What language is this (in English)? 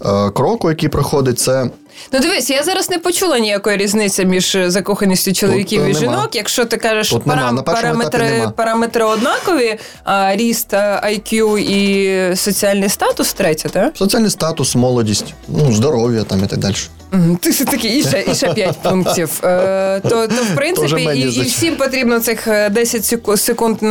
Ukrainian